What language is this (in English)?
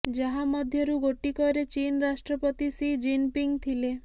Odia